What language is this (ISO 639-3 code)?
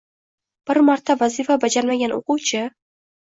uzb